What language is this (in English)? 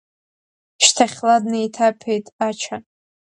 Abkhazian